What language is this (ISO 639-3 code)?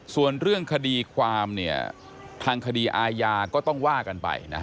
tha